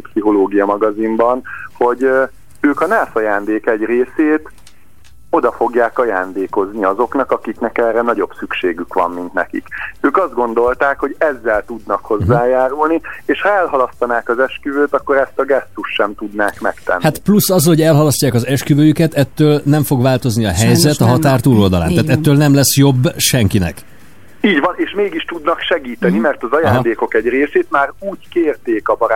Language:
Hungarian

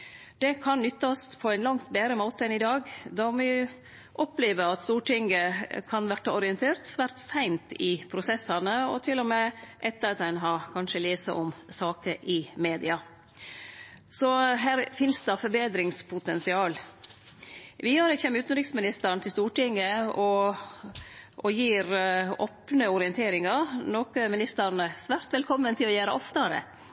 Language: Norwegian Nynorsk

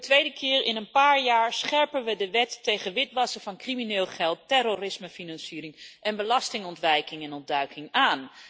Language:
Dutch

